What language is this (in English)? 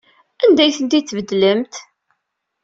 Kabyle